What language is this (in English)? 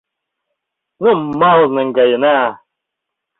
Mari